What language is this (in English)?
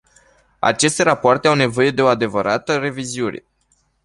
Romanian